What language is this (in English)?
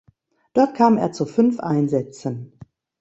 German